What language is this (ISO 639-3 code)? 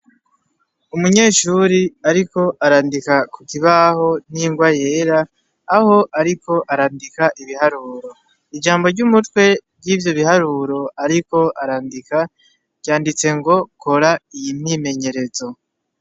run